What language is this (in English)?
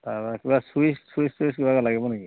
Assamese